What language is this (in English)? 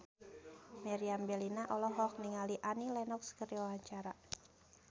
Sundanese